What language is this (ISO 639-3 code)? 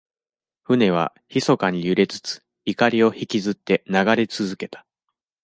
jpn